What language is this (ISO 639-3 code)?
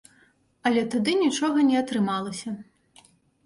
bel